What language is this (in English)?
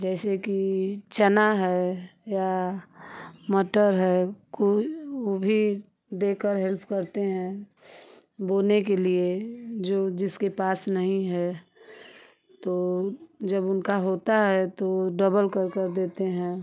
Hindi